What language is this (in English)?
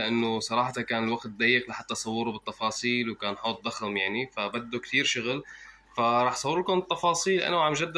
Arabic